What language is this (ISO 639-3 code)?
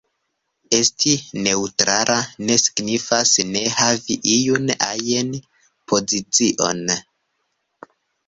epo